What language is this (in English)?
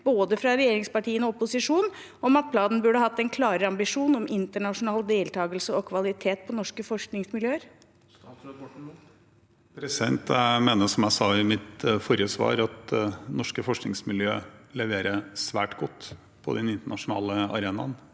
Norwegian